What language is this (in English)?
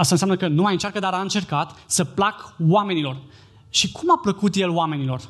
Romanian